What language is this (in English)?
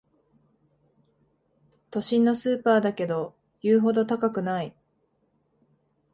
Japanese